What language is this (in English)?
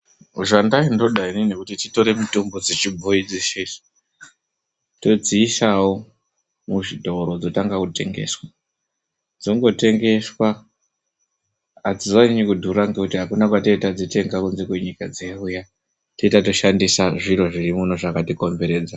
Ndau